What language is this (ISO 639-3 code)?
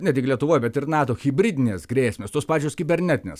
lit